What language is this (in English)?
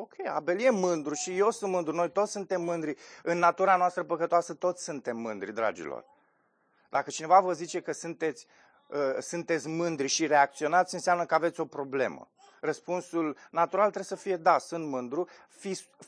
Romanian